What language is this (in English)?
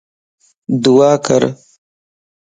Lasi